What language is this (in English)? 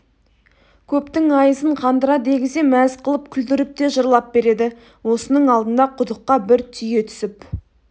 Kazakh